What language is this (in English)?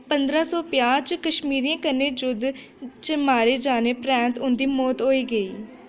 Dogri